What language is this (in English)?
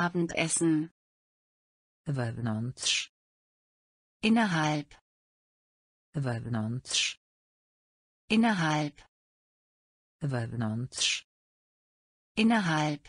Polish